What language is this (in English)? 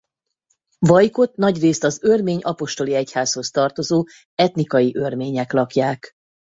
Hungarian